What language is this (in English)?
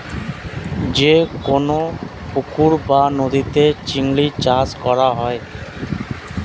Bangla